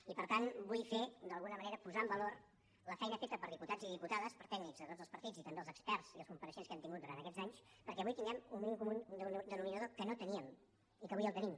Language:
Catalan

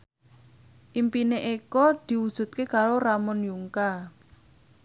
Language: Javanese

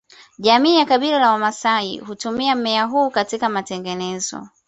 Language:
Swahili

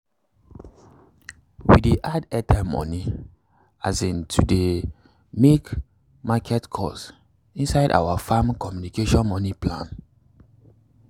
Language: Nigerian Pidgin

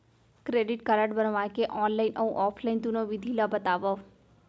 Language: Chhattisgarhi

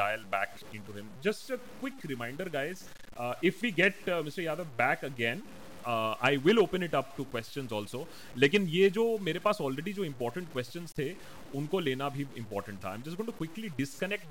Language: Hindi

